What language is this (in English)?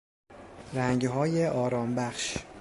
Persian